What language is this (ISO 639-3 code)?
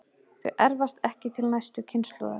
isl